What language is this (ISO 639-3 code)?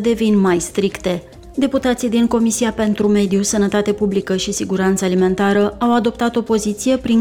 ron